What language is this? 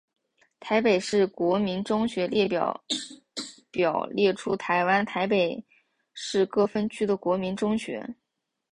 Chinese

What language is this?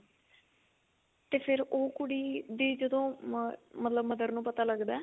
Punjabi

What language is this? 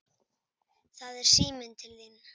Icelandic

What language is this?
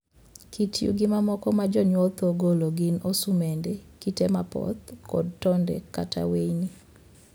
Luo (Kenya and Tanzania)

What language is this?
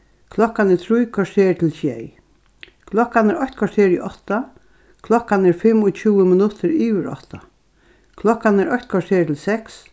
Faroese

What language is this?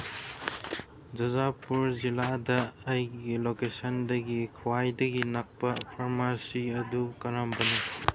Manipuri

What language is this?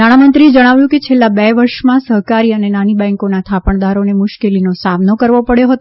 Gujarati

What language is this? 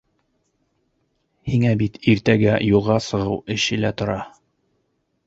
Bashkir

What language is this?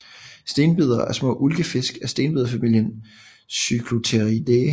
Danish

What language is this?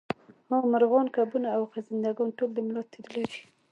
Pashto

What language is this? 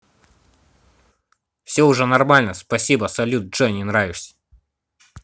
Russian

